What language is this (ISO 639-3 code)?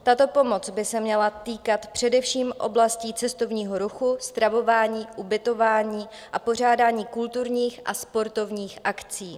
ces